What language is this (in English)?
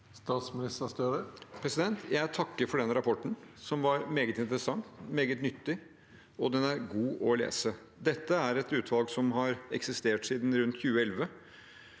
Norwegian